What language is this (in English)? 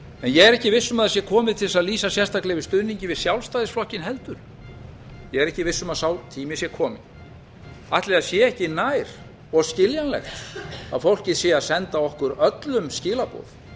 Icelandic